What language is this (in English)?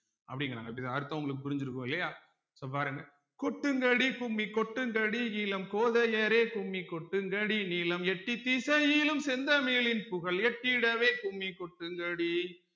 Tamil